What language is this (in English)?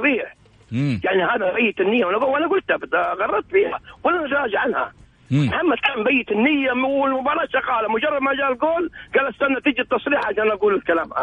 Arabic